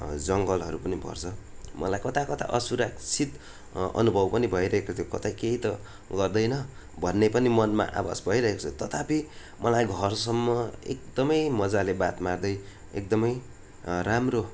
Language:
Nepali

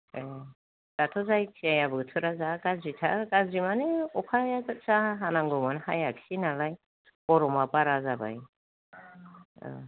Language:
Bodo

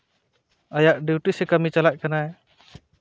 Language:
Santali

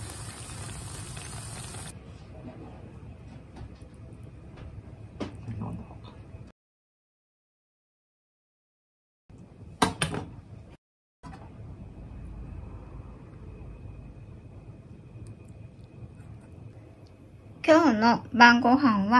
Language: Japanese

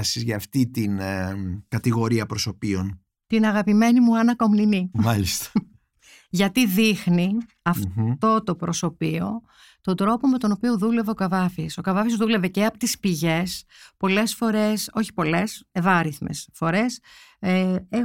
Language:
Greek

